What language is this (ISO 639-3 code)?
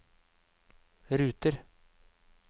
nor